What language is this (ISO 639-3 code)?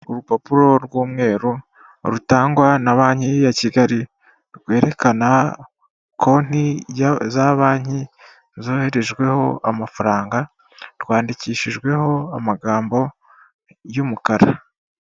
kin